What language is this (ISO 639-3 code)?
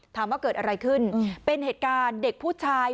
tha